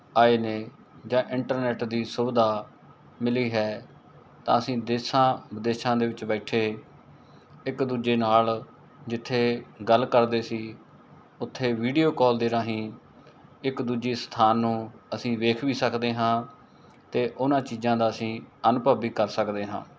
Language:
Punjabi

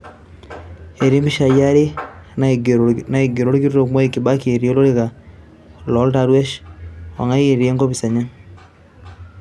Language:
Masai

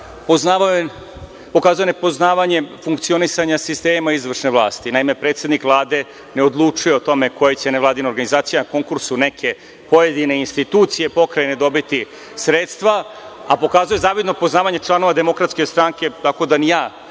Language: Serbian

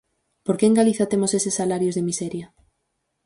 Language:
Galician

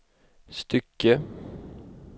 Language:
Swedish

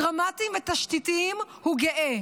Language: Hebrew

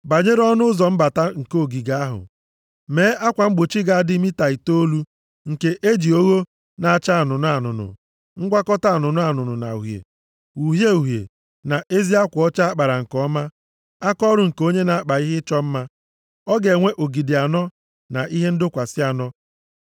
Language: Igbo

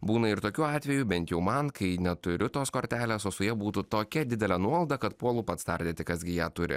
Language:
Lithuanian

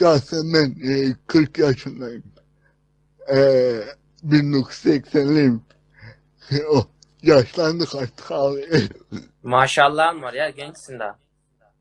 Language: Turkish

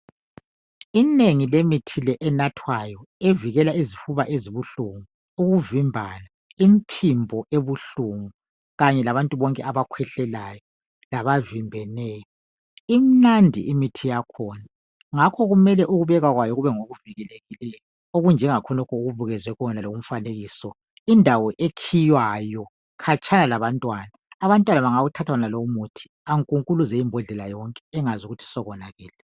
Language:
North Ndebele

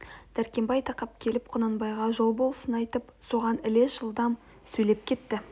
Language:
Kazakh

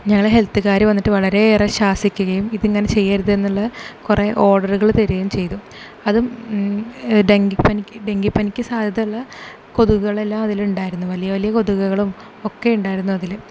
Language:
Malayalam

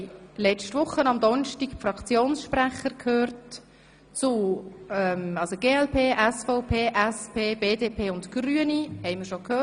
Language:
Swiss German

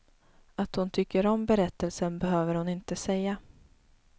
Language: Swedish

